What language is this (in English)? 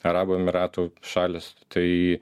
Lithuanian